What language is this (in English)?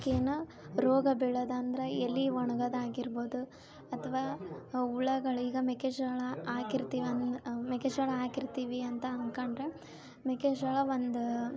Kannada